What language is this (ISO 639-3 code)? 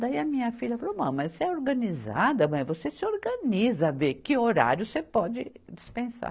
por